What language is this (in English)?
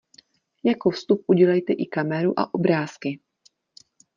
Czech